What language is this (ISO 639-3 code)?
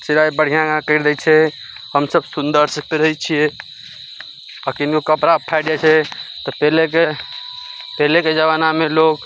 mai